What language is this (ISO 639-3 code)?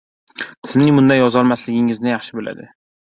uzb